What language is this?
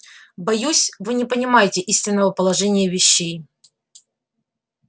Russian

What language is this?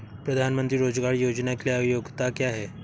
Hindi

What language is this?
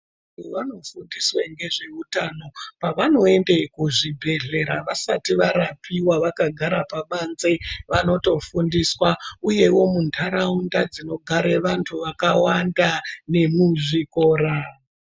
Ndau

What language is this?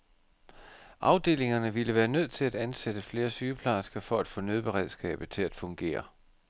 Danish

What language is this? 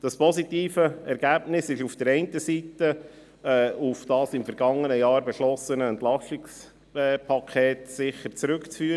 Swiss German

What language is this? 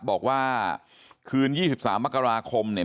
Thai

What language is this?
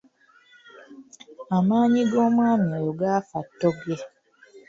Ganda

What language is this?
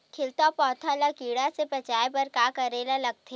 Chhattisgarhi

